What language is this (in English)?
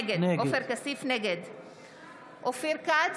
Hebrew